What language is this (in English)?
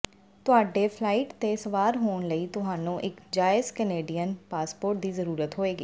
Punjabi